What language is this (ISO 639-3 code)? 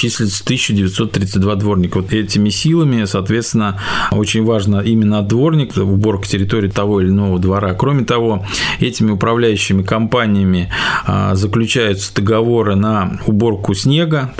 rus